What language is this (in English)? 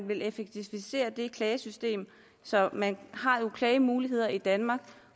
Danish